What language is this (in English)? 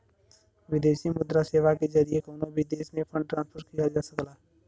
Bhojpuri